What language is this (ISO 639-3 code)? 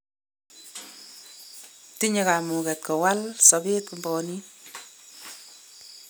kln